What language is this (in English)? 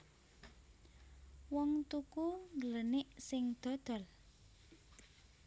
Javanese